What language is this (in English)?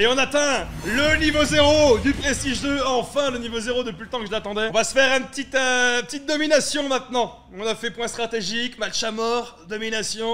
French